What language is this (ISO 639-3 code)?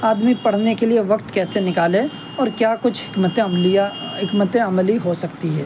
urd